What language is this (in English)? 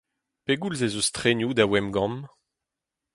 Breton